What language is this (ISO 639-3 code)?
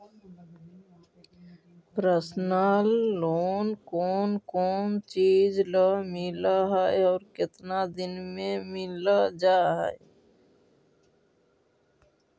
mag